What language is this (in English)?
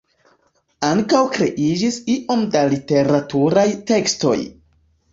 Esperanto